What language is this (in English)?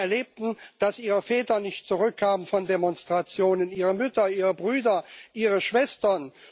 German